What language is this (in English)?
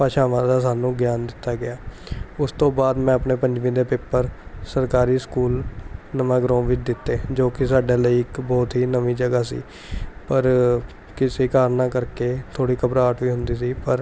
Punjabi